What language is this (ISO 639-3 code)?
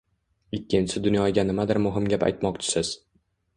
uzb